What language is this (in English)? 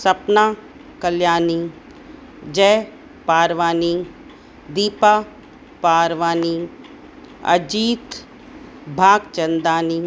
Sindhi